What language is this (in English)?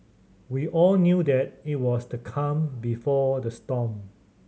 English